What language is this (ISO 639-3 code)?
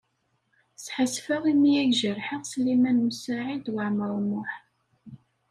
kab